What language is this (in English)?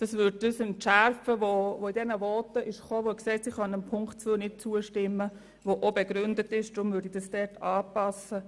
Swiss German